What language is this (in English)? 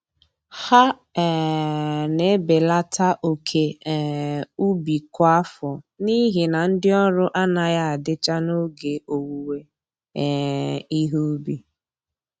Igbo